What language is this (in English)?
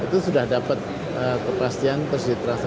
Indonesian